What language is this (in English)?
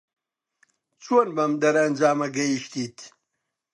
Central Kurdish